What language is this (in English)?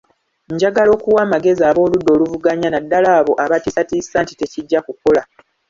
Ganda